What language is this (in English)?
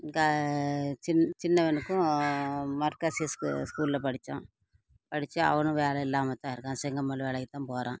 Tamil